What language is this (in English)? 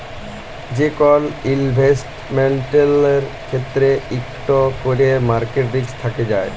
Bangla